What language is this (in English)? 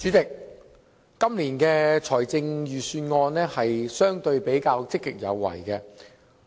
Cantonese